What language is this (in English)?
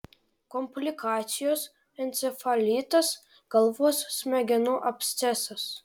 Lithuanian